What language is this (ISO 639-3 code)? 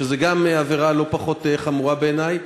heb